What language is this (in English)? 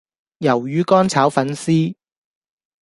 Cantonese